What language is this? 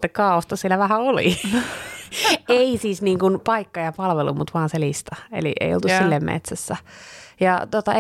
Finnish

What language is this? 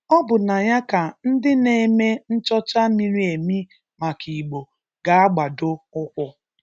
Igbo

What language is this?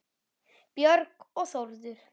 Icelandic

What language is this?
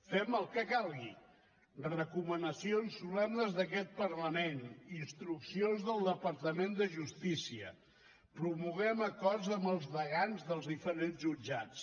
Catalan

